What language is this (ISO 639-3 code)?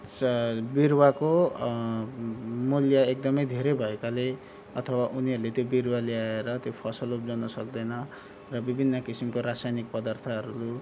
nep